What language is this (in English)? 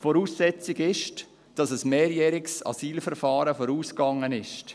Swiss German